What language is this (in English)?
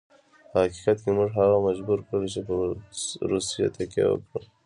Pashto